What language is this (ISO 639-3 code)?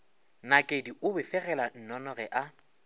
nso